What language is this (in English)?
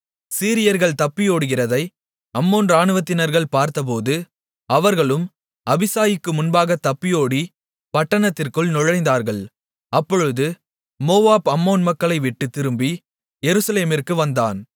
Tamil